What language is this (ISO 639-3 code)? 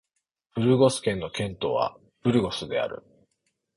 jpn